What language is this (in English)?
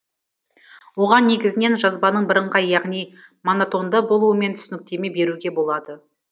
Kazakh